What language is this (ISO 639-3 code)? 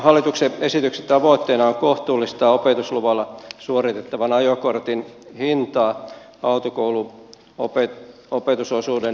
fin